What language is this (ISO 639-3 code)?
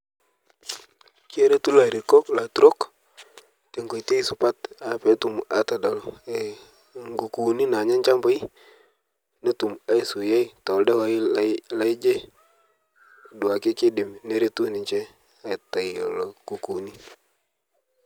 mas